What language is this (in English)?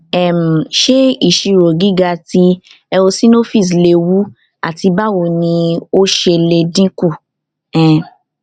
Yoruba